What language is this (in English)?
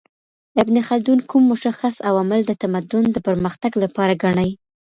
Pashto